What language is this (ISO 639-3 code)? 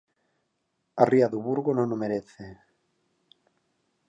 glg